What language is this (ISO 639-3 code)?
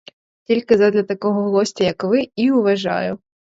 ukr